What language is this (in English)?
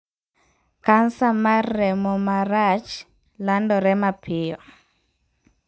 Luo (Kenya and Tanzania)